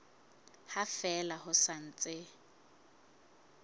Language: Southern Sotho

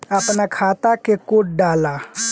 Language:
Bhojpuri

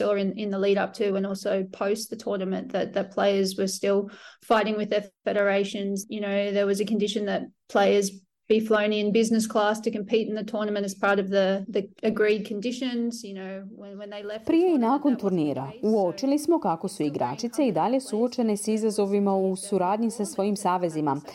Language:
Croatian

